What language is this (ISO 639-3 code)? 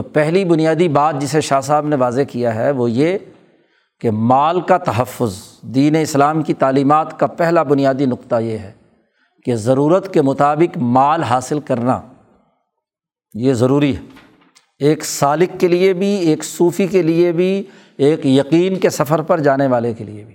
urd